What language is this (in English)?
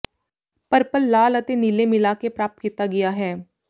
Punjabi